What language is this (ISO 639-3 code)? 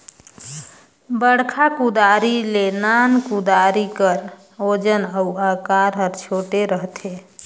hne